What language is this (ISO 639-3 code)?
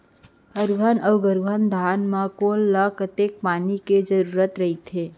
hne